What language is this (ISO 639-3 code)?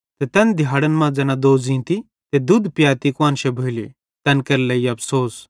bhd